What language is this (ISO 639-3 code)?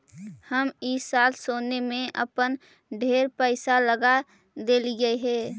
mag